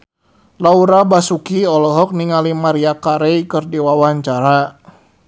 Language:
Sundanese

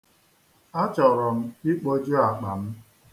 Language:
Igbo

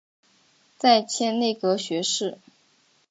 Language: Chinese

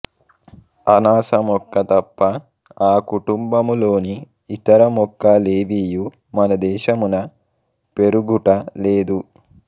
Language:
Telugu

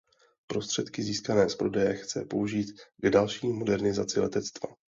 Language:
Czech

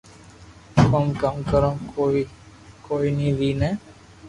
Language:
Loarki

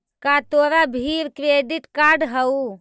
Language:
Magahi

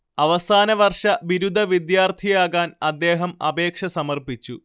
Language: Malayalam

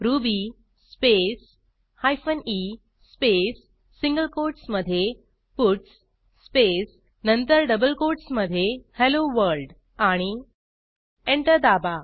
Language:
Marathi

